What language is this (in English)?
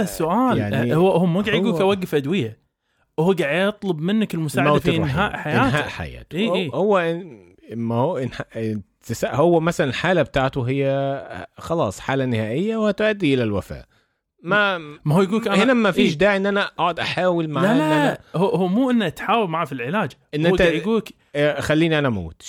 Arabic